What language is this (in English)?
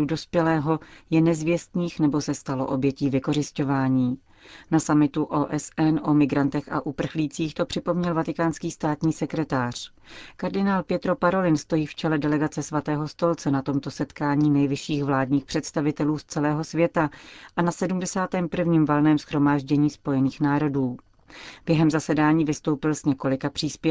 Czech